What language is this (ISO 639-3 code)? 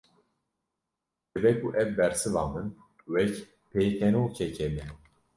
kur